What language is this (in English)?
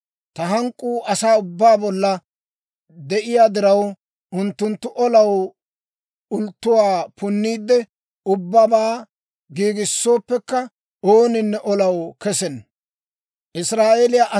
Dawro